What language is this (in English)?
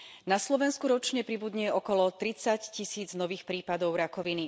Slovak